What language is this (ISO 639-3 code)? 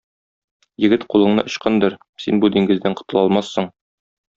tat